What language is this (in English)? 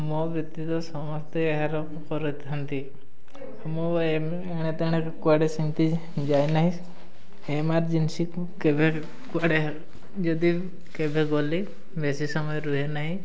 Odia